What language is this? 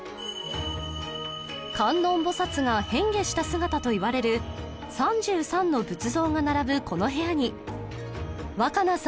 Japanese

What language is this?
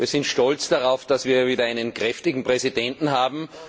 German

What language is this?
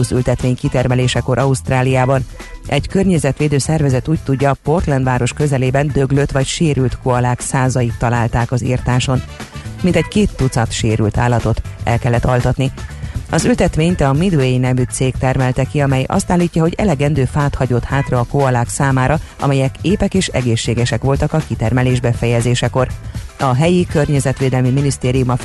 Hungarian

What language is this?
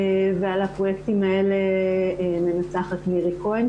Hebrew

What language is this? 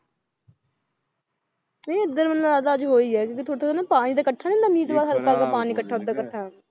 Punjabi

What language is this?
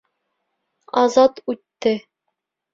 Bashkir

